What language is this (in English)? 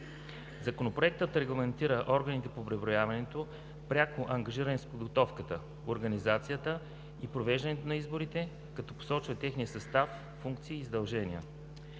Bulgarian